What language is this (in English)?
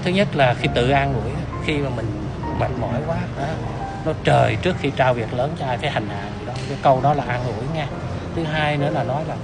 Vietnamese